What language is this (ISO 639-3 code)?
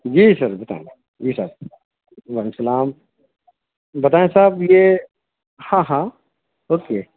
urd